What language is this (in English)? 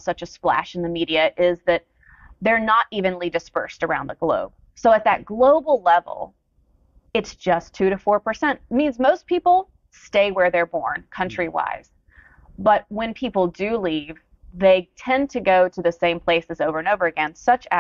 English